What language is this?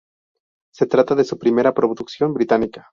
Spanish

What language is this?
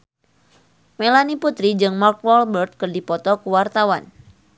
Sundanese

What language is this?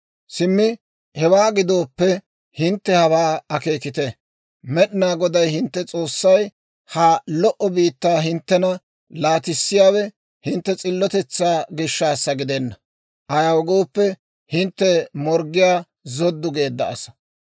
Dawro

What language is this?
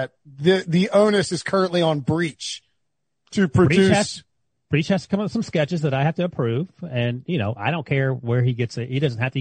English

